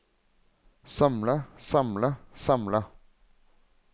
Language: Norwegian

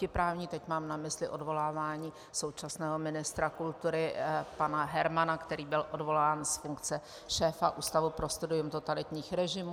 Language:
Czech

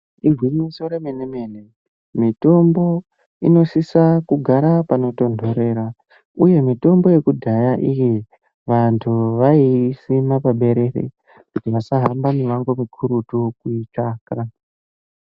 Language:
Ndau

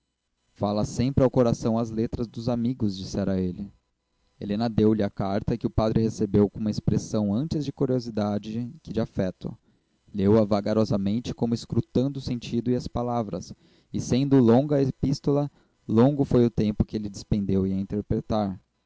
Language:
Portuguese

